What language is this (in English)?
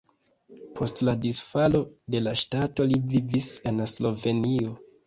Esperanto